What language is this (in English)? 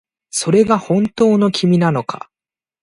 Japanese